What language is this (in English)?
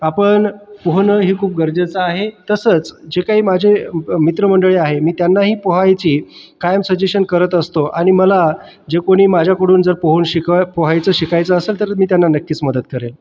Marathi